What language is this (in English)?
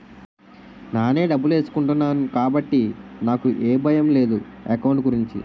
Telugu